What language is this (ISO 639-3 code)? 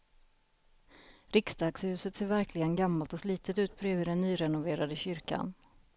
swe